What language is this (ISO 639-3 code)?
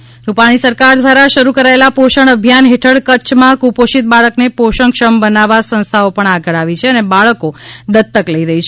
guj